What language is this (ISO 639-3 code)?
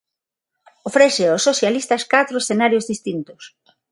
glg